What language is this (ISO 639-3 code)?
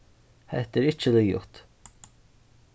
fao